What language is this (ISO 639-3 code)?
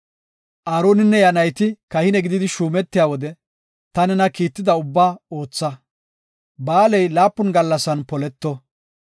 gof